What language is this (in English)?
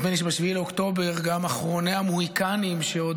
Hebrew